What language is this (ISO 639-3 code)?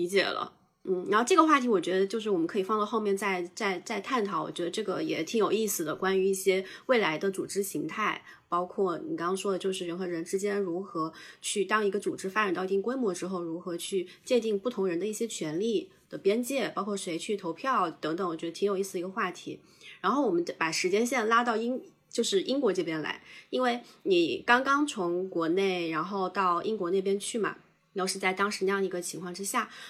zho